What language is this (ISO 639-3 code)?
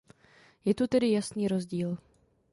ces